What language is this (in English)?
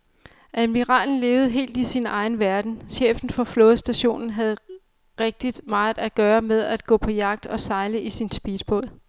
Danish